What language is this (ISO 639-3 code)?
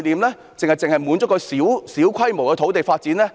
yue